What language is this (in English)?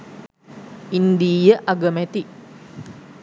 Sinhala